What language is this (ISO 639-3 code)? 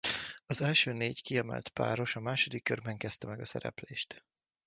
hun